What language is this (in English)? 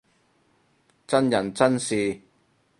Cantonese